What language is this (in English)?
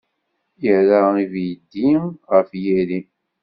Kabyle